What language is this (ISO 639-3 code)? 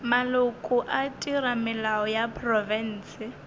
nso